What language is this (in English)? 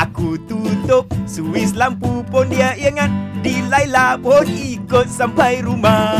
Malay